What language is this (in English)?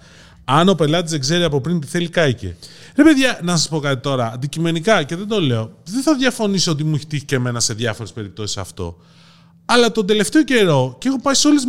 Greek